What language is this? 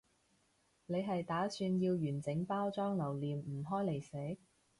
Cantonese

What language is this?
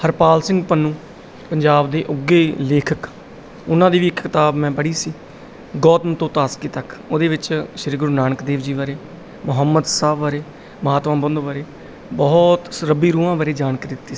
Punjabi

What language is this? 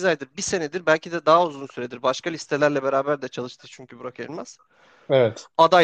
Turkish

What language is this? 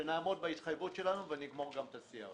Hebrew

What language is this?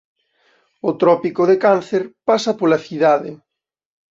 Galician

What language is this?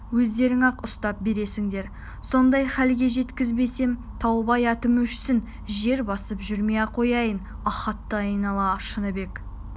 Kazakh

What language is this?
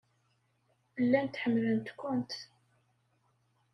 Kabyle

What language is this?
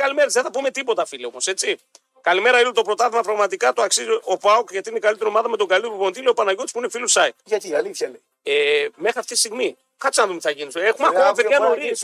Greek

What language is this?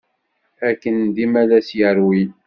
Kabyle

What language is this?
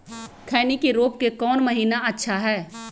Magahi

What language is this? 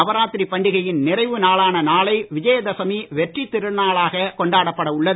Tamil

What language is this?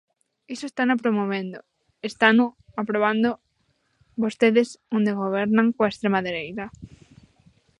Galician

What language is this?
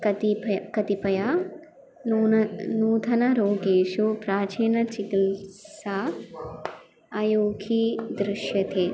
Sanskrit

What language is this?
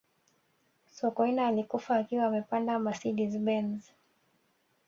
Swahili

